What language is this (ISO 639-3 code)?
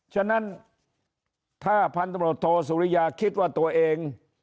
tha